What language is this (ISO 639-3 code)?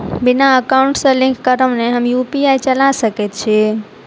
mai